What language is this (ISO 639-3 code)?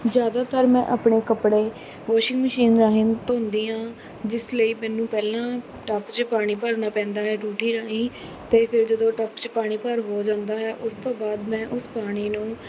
pan